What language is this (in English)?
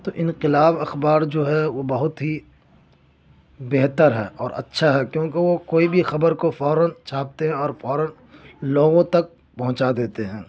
Urdu